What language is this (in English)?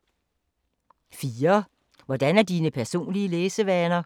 Danish